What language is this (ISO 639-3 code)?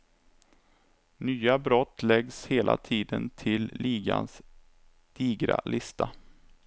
swe